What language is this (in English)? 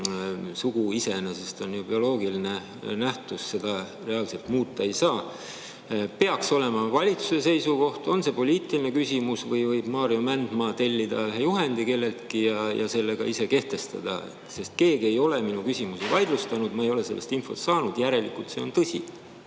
Estonian